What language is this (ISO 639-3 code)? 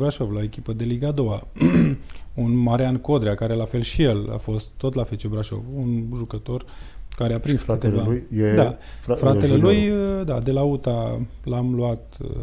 ron